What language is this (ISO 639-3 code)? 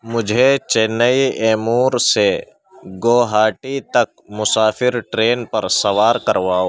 urd